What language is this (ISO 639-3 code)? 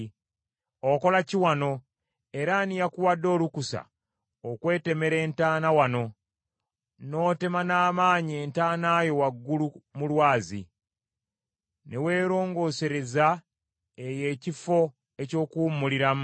lug